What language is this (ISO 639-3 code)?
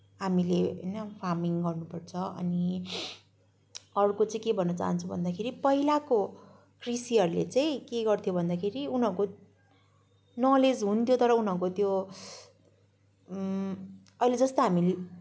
nep